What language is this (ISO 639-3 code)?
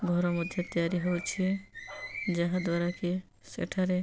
ori